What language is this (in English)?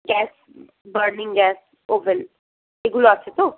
Bangla